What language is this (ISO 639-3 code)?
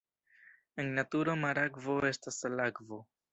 epo